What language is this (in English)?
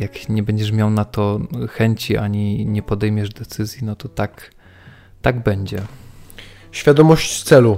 Polish